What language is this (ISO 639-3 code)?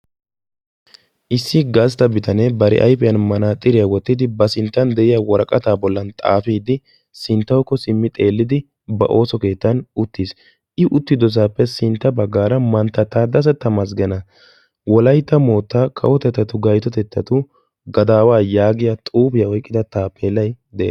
wal